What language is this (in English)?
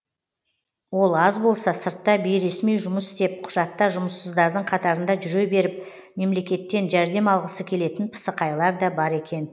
Kazakh